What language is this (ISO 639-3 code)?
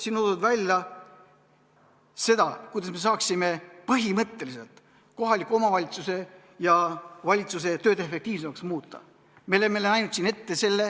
est